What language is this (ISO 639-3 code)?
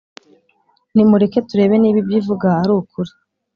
kin